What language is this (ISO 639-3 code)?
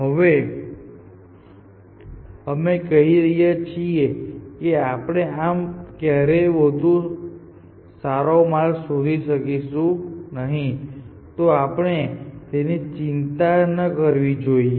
guj